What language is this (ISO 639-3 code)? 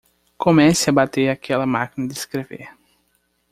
por